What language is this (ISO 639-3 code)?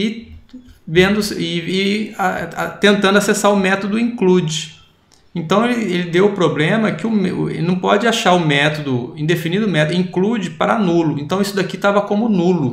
por